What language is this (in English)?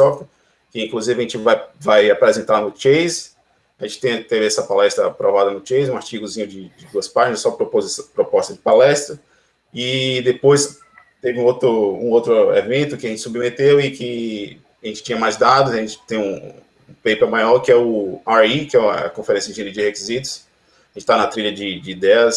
Portuguese